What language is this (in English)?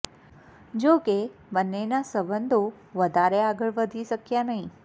Gujarati